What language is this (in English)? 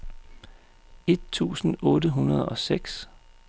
Danish